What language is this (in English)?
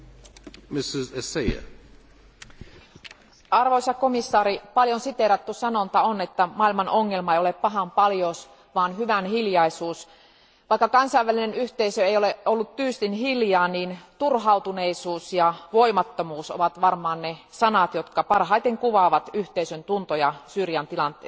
Finnish